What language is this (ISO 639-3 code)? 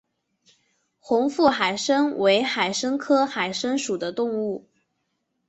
zho